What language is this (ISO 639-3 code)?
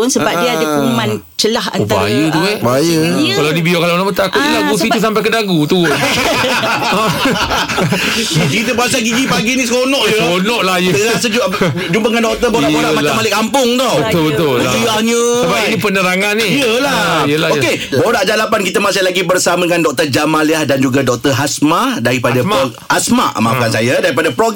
msa